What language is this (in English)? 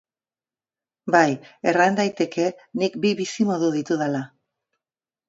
Basque